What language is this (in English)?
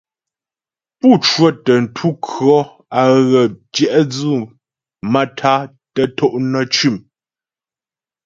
Ghomala